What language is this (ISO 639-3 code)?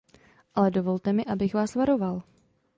ces